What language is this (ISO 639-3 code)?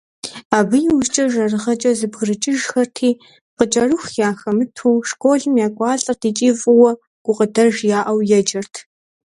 kbd